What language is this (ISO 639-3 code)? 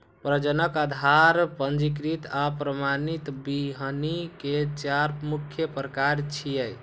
mai